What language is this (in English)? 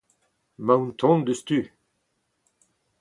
Breton